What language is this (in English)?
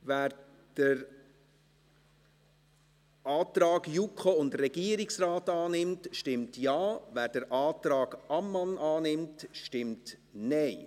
Swiss German